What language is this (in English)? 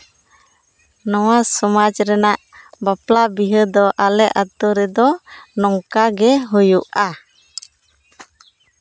Santali